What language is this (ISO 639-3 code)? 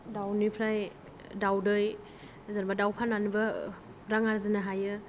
brx